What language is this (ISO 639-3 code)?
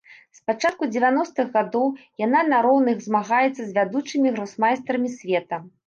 bel